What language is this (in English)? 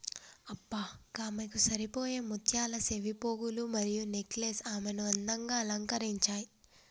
Telugu